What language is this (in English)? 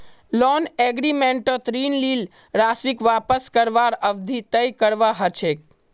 Magahi